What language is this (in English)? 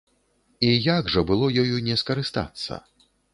Belarusian